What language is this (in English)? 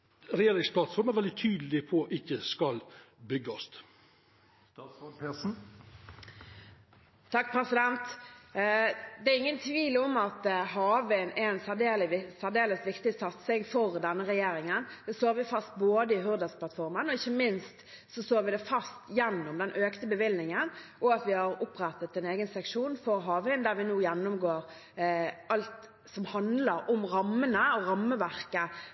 Norwegian